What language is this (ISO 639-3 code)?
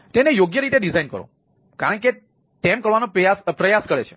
guj